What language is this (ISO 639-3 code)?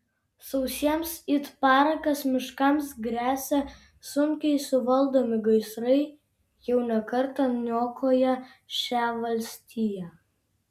lit